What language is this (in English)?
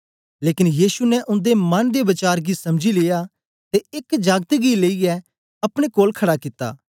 Dogri